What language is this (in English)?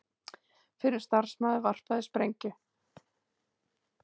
Icelandic